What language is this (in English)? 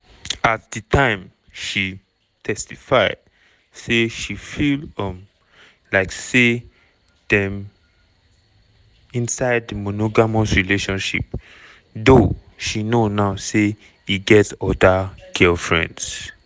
Nigerian Pidgin